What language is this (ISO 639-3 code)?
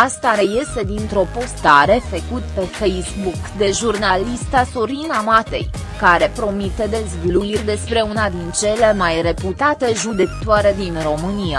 ron